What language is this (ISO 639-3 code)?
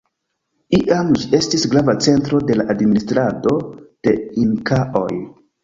epo